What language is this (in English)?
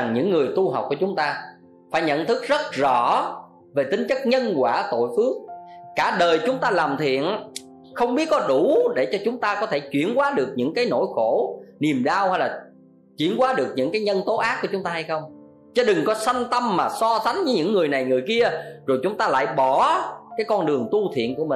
Vietnamese